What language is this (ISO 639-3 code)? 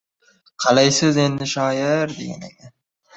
uzb